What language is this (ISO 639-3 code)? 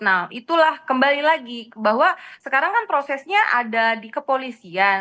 ind